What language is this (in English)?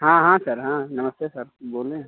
Hindi